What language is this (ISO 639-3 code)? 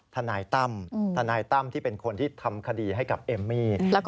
tha